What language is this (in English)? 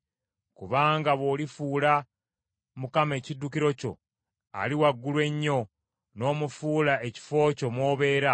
Ganda